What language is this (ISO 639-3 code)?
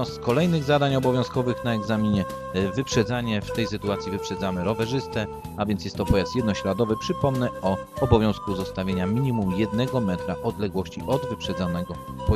pol